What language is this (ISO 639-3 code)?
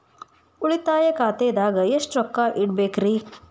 kan